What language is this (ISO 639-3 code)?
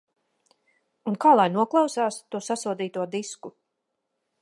lav